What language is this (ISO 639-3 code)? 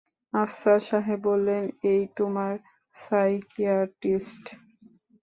ben